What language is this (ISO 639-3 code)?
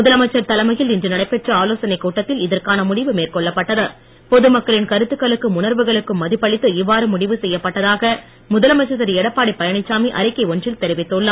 tam